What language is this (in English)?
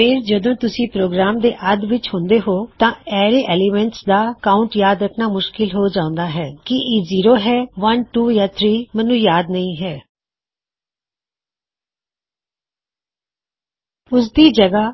Punjabi